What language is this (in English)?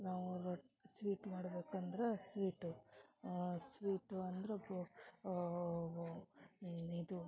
Kannada